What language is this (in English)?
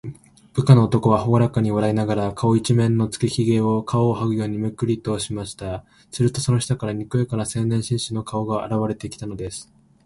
Japanese